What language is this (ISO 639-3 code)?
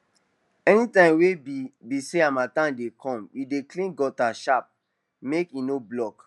pcm